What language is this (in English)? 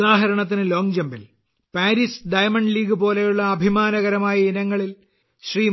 Malayalam